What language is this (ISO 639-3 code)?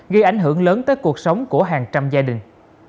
vie